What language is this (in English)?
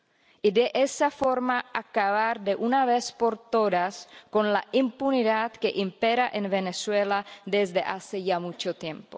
Spanish